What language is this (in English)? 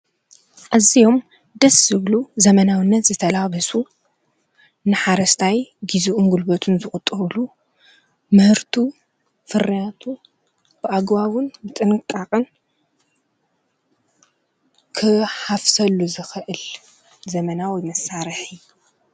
Tigrinya